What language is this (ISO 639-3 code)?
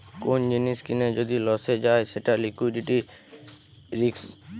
ben